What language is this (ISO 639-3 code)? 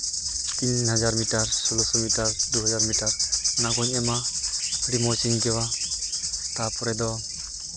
sat